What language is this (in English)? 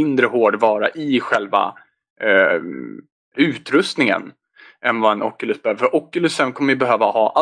Swedish